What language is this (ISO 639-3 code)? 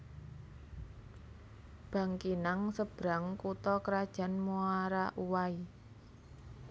jav